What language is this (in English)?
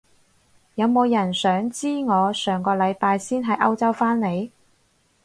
Cantonese